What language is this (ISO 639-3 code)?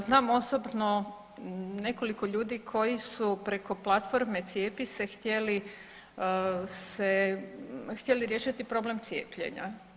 hrv